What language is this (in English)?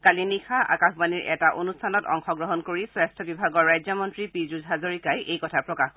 Assamese